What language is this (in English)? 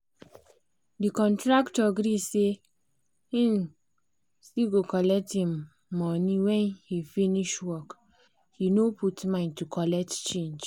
Nigerian Pidgin